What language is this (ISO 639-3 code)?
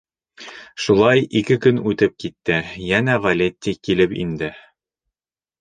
bak